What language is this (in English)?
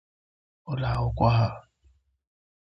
Igbo